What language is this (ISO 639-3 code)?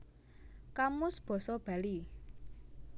jav